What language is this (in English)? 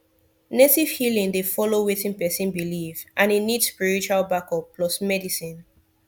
Nigerian Pidgin